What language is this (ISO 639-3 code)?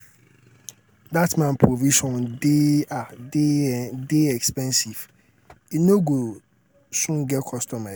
pcm